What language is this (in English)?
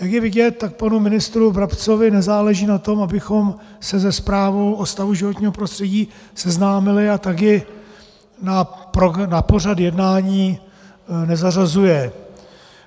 Czech